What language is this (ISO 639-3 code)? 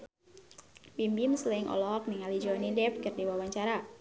sun